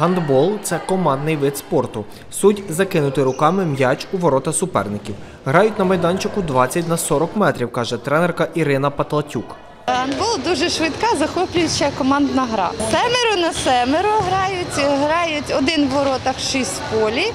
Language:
Ukrainian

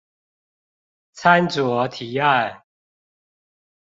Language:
Chinese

